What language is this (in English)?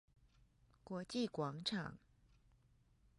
Chinese